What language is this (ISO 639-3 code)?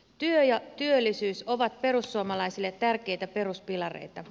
fin